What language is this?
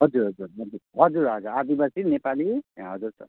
Nepali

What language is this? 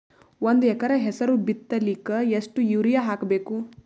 Kannada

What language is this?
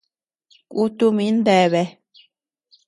Tepeuxila Cuicatec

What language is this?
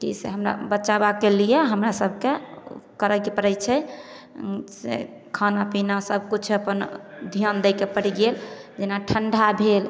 Maithili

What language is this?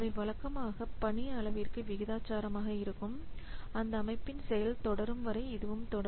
Tamil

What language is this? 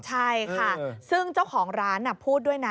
Thai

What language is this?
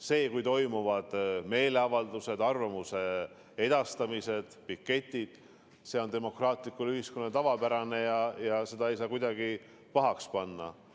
Estonian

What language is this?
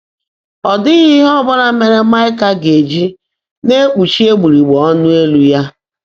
Igbo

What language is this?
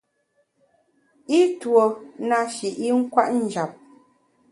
Bamun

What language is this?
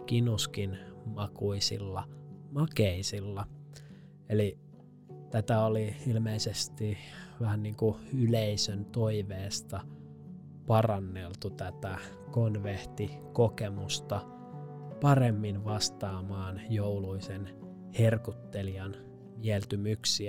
Finnish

